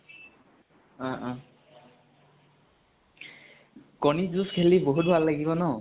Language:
Assamese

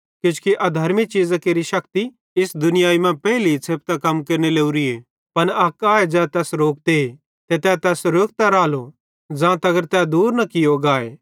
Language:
Bhadrawahi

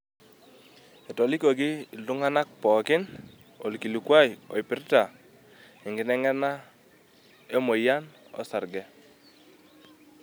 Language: Masai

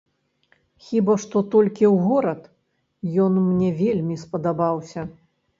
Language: Belarusian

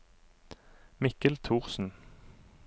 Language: Norwegian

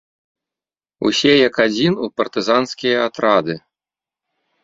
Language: Belarusian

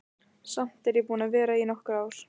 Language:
Icelandic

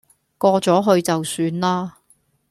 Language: Cantonese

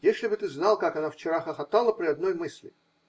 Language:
Russian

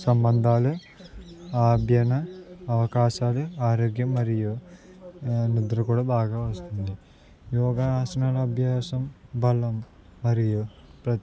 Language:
Telugu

